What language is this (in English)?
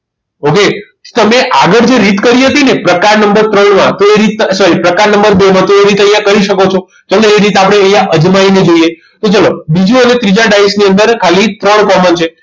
Gujarati